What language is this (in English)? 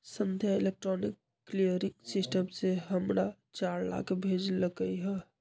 Magahi